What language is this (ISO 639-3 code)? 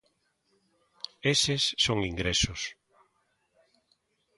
glg